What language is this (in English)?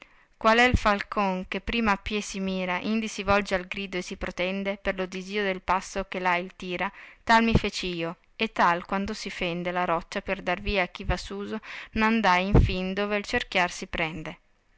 Italian